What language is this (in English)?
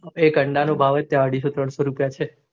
Gujarati